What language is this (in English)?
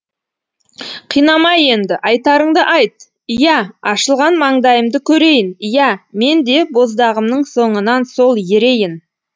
Kazakh